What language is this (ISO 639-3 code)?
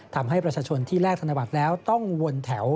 tha